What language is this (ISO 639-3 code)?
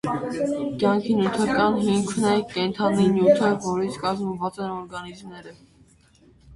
hye